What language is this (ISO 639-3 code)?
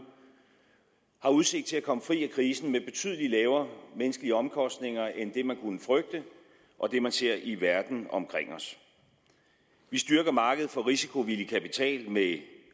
dan